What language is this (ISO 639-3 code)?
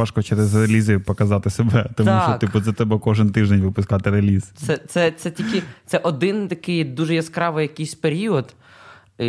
ukr